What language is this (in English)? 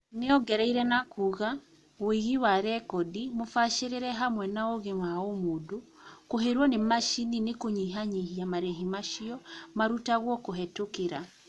Kikuyu